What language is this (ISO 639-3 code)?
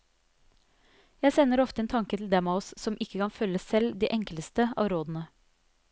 nor